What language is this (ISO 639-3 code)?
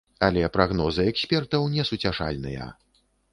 bel